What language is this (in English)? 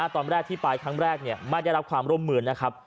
Thai